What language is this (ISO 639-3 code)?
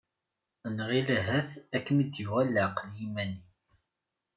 kab